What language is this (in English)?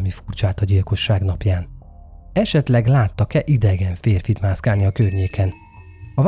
Hungarian